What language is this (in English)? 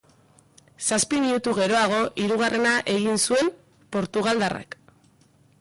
Basque